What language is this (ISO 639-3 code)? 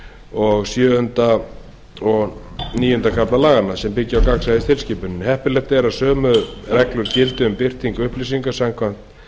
isl